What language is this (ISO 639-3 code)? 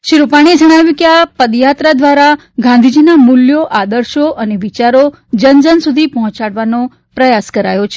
guj